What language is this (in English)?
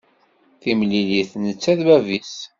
Kabyle